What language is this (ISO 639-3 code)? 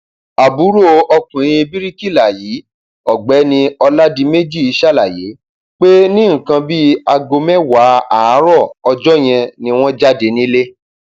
yor